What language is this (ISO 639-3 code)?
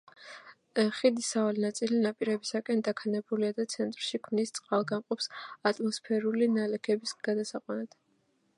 kat